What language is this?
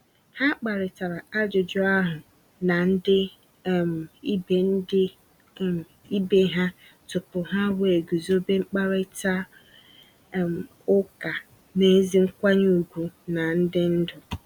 Igbo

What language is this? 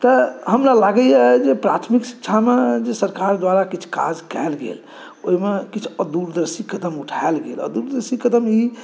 Maithili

